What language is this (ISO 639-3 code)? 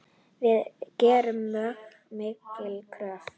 isl